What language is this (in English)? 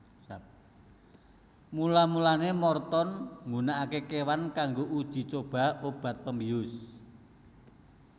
Javanese